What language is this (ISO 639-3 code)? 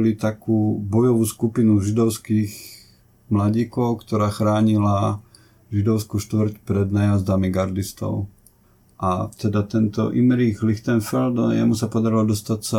slk